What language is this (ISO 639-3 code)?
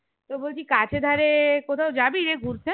ben